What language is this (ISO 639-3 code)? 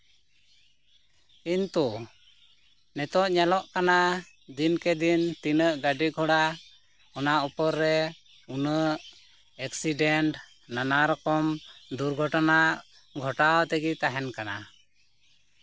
sat